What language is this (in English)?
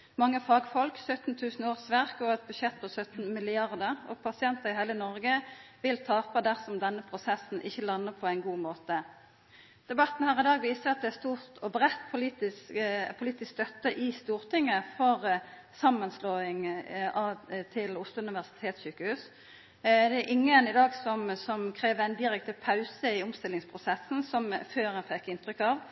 Norwegian Nynorsk